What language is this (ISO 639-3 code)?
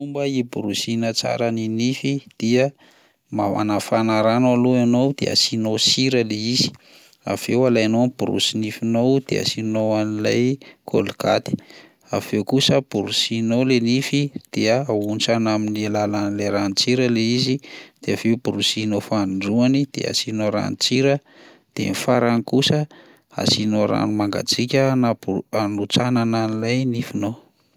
mlg